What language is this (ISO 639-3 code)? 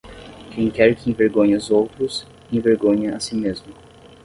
por